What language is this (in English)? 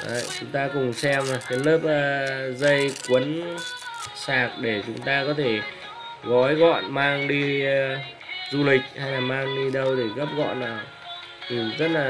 Vietnamese